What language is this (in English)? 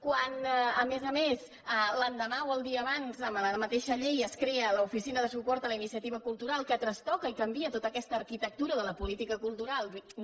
Catalan